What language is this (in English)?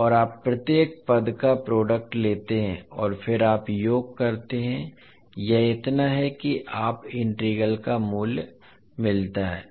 Hindi